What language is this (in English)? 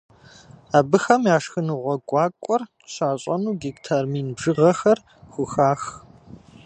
Kabardian